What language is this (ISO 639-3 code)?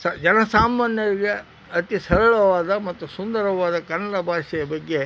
kan